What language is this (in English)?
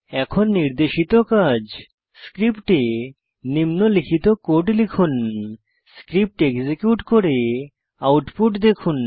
Bangla